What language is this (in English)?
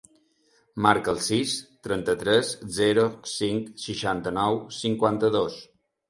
Catalan